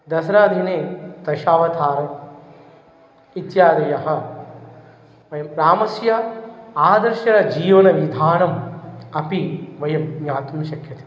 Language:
Sanskrit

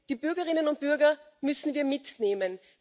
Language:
German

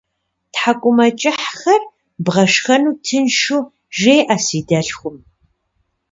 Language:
Kabardian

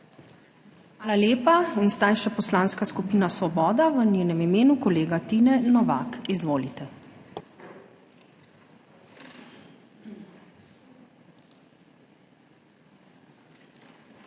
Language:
Slovenian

